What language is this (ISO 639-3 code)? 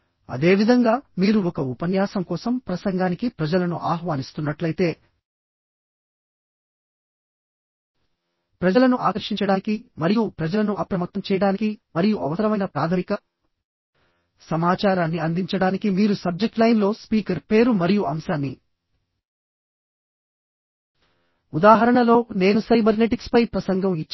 tel